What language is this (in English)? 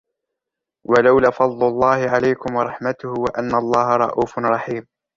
Arabic